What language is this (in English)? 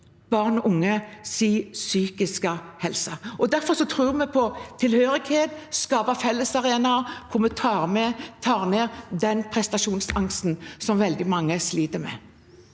Norwegian